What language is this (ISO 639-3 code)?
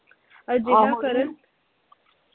pan